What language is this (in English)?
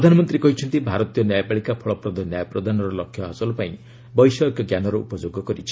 Odia